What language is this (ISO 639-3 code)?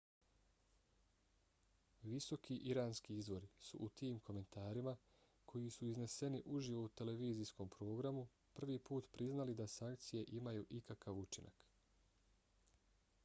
bos